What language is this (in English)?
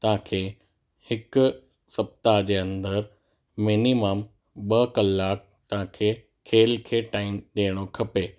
Sindhi